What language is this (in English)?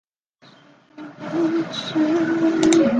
Chinese